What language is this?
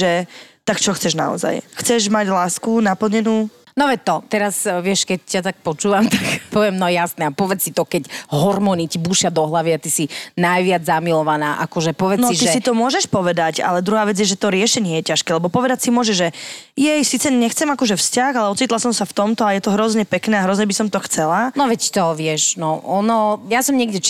Slovak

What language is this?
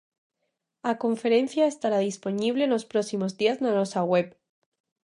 Galician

